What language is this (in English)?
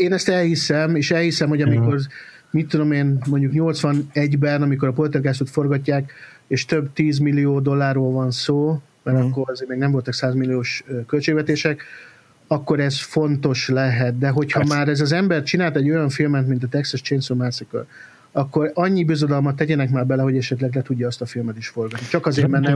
Hungarian